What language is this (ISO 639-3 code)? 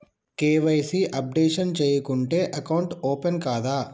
tel